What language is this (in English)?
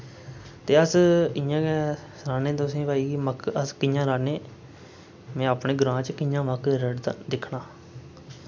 Dogri